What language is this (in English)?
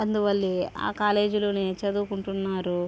Telugu